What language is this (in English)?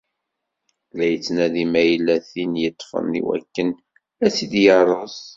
Kabyle